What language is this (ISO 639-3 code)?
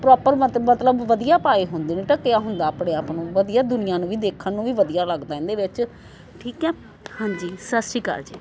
pan